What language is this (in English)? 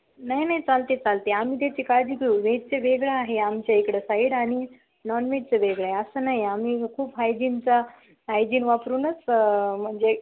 Marathi